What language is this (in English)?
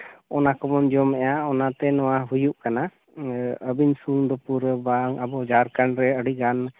Santali